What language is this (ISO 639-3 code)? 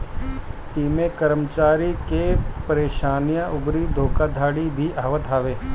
bho